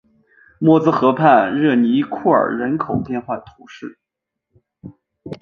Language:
Chinese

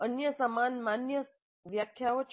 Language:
Gujarati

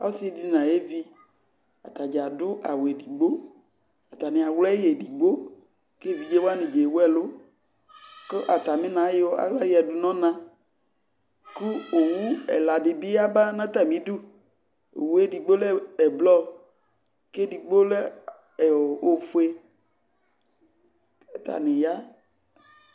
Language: Ikposo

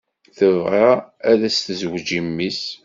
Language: Kabyle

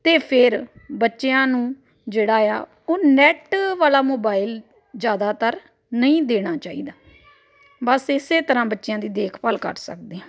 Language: Punjabi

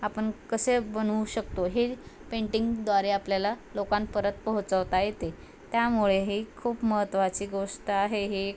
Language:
Marathi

